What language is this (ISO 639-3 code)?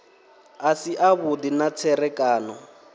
ven